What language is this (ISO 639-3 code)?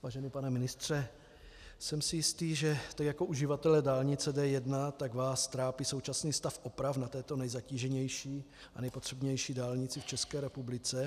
ces